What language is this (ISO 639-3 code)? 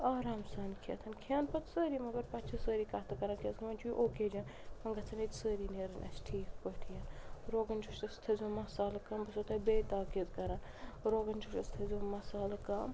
kas